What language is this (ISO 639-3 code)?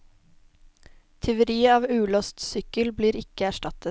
nor